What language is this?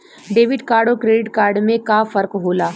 Bhojpuri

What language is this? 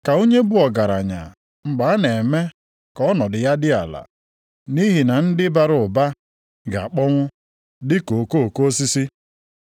Igbo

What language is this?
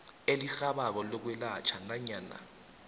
South Ndebele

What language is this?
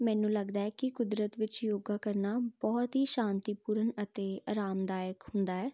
Punjabi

